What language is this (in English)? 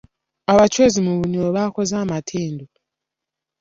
Ganda